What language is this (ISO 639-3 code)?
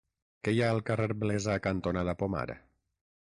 cat